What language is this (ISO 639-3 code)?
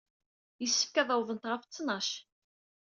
kab